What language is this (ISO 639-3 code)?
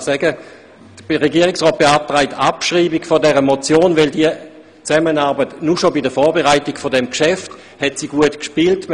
gsw